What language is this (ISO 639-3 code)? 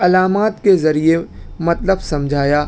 urd